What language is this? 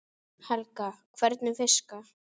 Icelandic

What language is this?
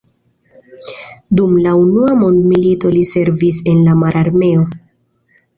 Esperanto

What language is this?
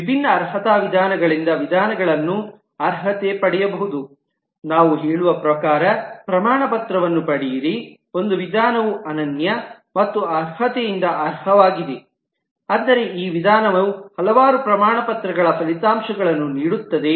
Kannada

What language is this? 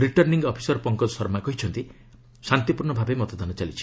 Odia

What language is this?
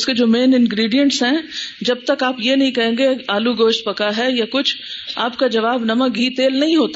Urdu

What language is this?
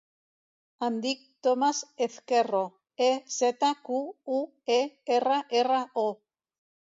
Catalan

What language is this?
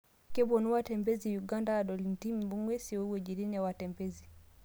Masai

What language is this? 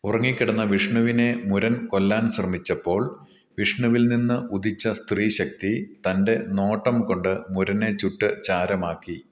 Malayalam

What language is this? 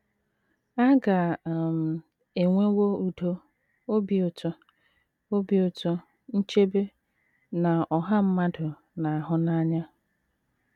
Igbo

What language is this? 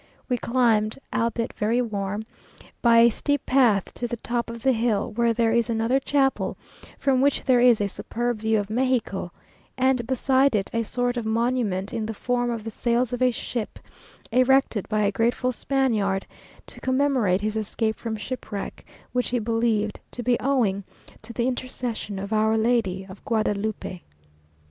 English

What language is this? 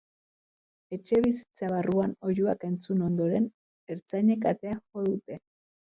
Basque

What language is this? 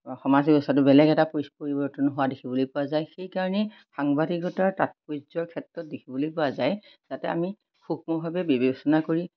Assamese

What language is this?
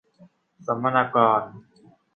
Thai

